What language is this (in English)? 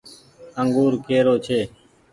Goaria